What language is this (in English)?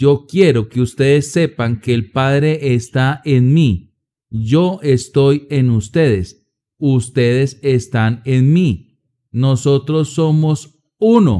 Spanish